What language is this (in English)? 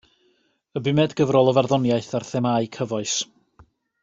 Welsh